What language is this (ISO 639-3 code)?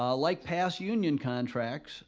eng